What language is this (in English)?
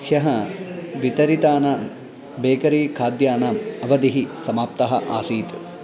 Sanskrit